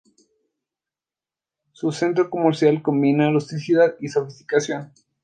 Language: Spanish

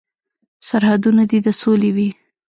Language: Pashto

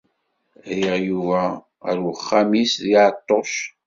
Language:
Kabyle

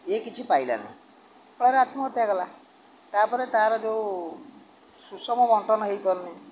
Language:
Odia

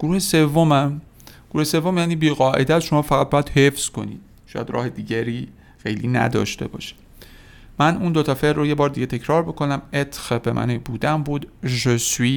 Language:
Persian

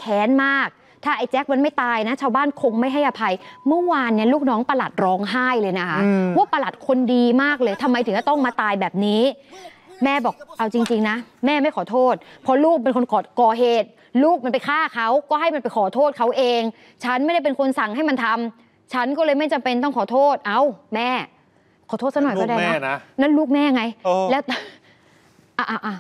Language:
Thai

